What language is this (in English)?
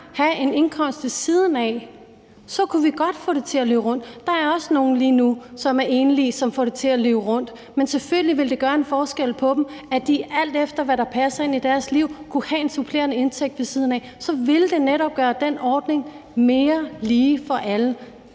Danish